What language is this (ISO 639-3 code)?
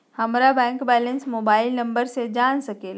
mag